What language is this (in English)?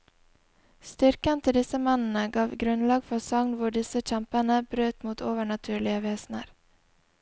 Norwegian